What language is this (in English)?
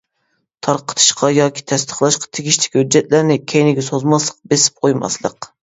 Uyghur